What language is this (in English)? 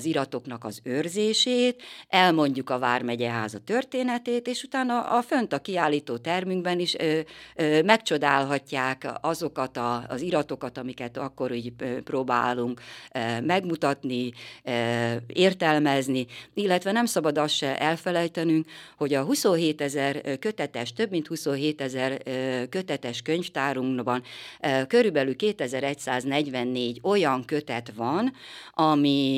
Hungarian